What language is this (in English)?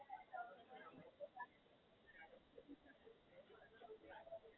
Gujarati